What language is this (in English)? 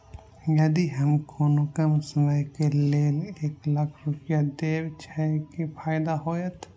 Maithili